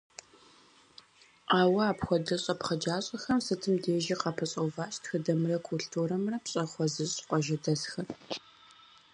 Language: Kabardian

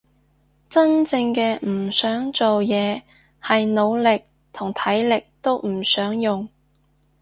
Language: Cantonese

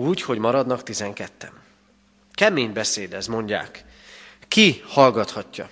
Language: Hungarian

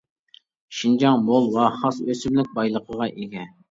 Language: Uyghur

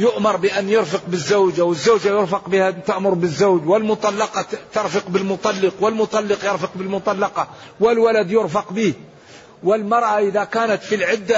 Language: Arabic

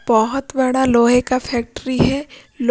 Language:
Hindi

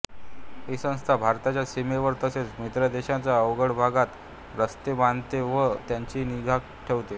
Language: Marathi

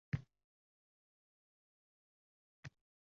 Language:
Uzbek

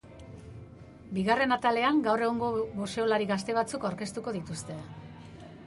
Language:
Basque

